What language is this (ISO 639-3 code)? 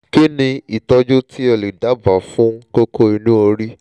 yor